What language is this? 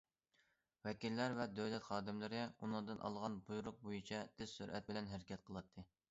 Uyghur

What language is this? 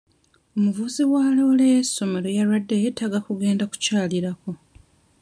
Ganda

